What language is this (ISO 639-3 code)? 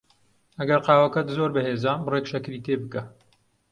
ckb